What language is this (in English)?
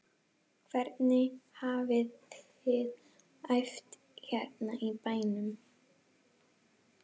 Icelandic